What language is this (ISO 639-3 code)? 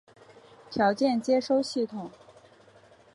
zho